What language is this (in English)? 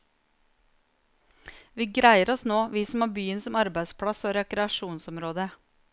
Norwegian